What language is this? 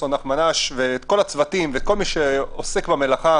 Hebrew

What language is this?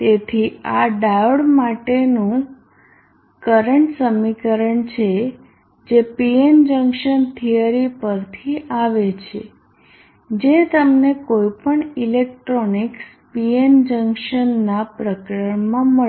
Gujarati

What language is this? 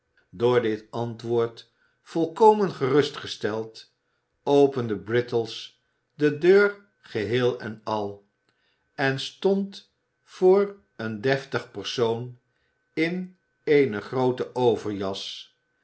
Dutch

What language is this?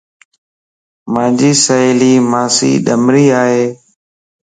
Lasi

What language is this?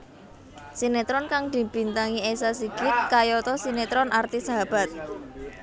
Javanese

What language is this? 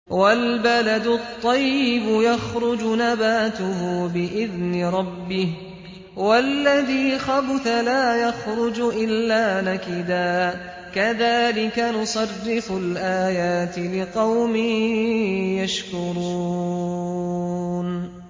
Arabic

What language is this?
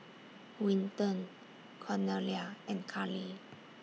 English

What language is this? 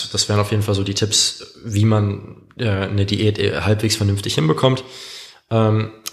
German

